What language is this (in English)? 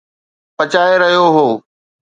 Sindhi